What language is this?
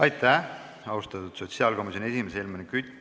Estonian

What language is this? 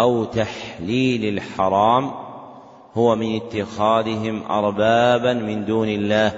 Arabic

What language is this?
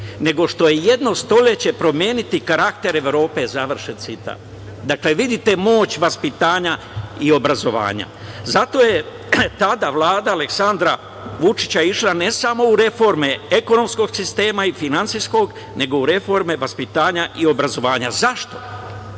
Serbian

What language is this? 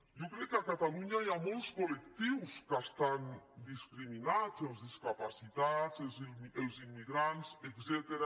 Catalan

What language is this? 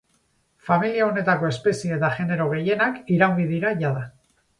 Basque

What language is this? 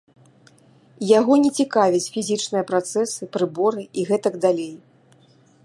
Belarusian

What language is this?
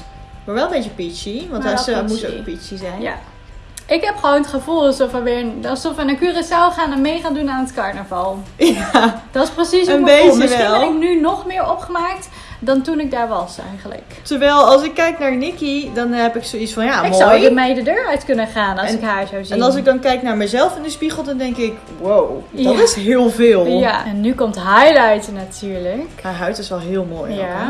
Dutch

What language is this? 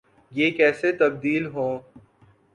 Urdu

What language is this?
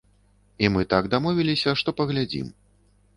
Belarusian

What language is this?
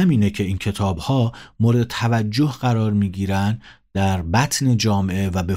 Persian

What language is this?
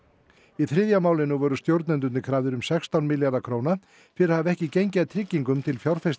Icelandic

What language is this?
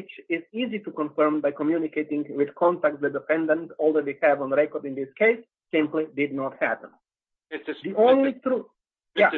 English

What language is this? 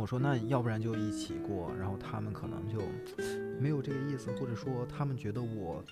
Chinese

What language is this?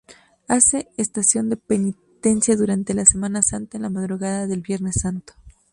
Spanish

